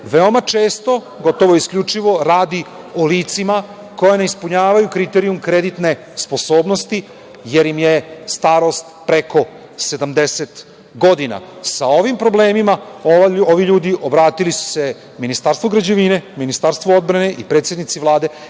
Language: Serbian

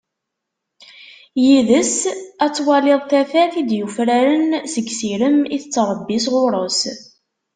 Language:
Kabyle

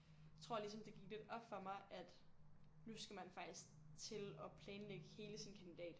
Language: Danish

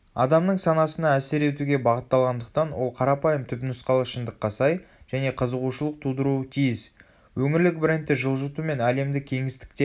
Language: Kazakh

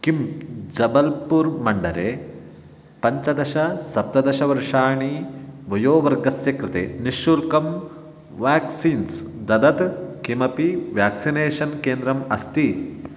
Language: Sanskrit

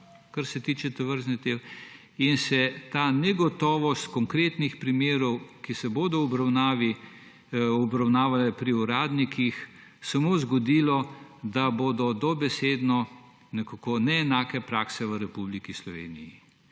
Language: Slovenian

